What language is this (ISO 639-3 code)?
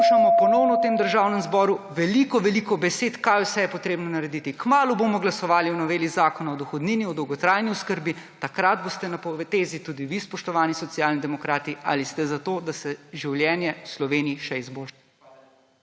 slv